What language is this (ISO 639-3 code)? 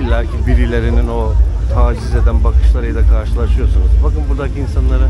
tur